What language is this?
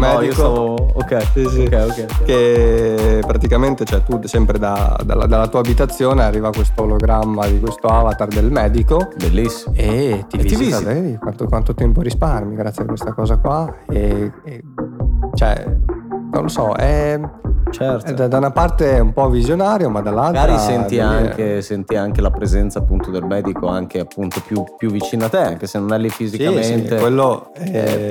Italian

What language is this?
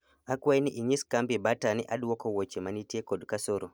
Luo (Kenya and Tanzania)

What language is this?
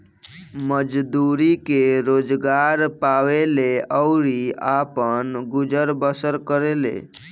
Bhojpuri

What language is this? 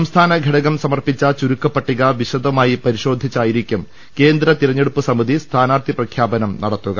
Malayalam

